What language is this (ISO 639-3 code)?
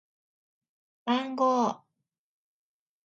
jpn